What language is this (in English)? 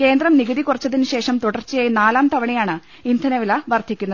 Malayalam